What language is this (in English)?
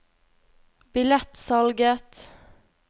Norwegian